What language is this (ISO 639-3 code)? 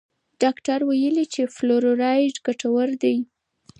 pus